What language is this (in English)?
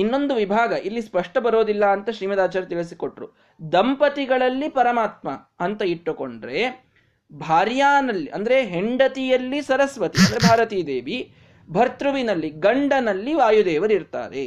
Kannada